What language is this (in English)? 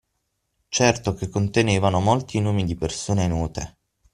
Italian